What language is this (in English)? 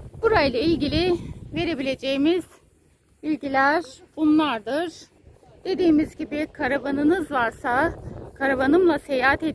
Turkish